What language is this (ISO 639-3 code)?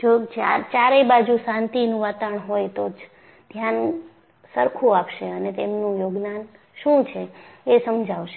guj